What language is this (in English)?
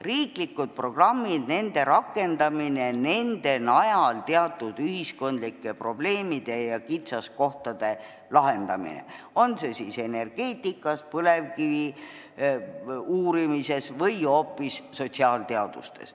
Estonian